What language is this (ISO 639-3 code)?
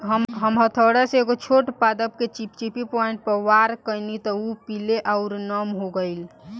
bho